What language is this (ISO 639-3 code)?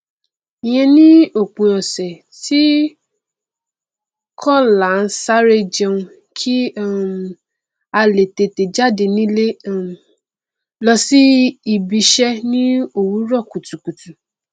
yor